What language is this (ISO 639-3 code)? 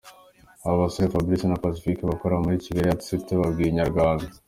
kin